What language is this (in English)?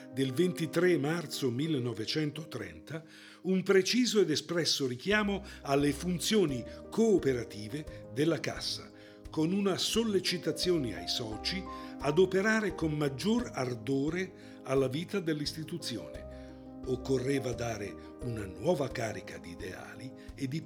Italian